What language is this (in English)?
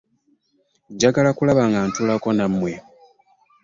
Ganda